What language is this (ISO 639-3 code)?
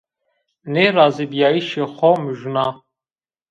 zza